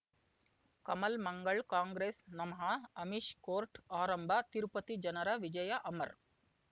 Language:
Kannada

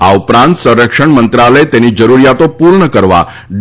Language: Gujarati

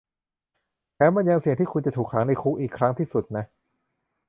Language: Thai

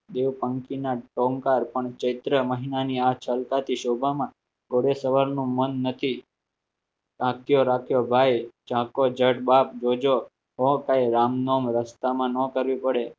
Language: Gujarati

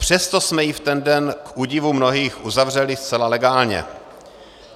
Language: Czech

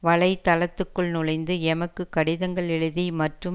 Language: Tamil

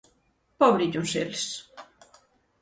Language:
Galician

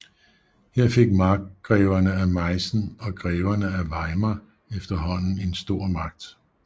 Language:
Danish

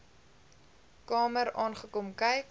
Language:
Afrikaans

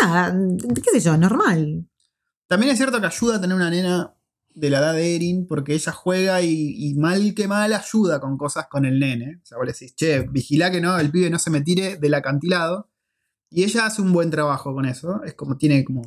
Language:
Spanish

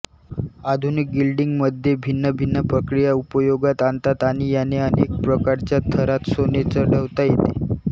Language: Marathi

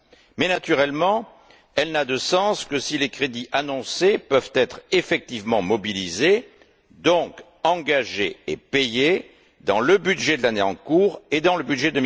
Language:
French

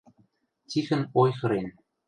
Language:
Western Mari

